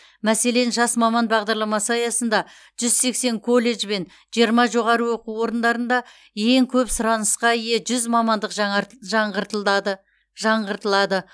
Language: Kazakh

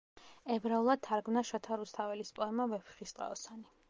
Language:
Georgian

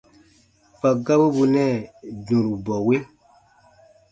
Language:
Baatonum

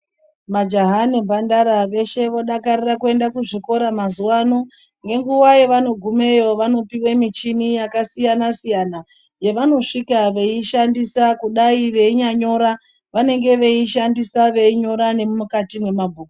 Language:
Ndau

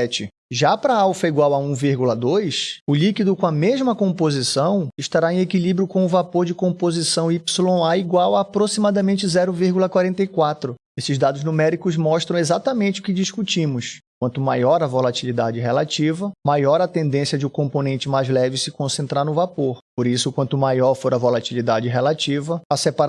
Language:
Portuguese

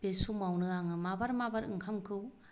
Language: Bodo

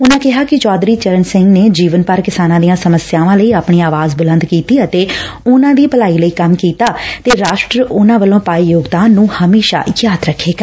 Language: Punjabi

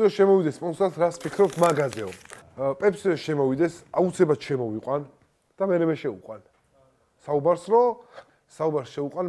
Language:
Arabic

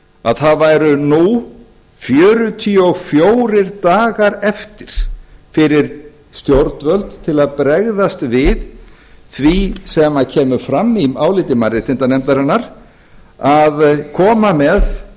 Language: Icelandic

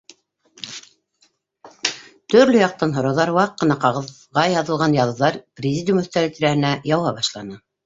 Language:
Bashkir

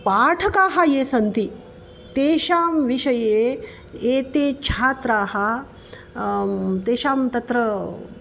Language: Sanskrit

